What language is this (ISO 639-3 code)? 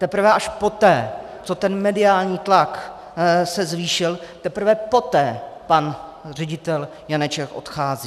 ces